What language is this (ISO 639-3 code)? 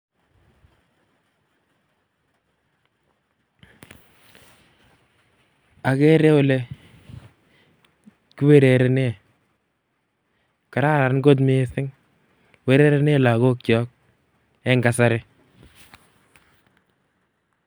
kln